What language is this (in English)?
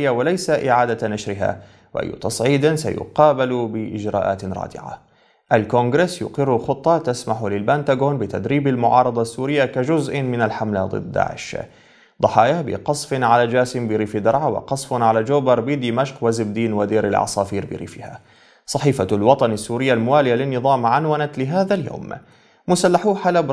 Arabic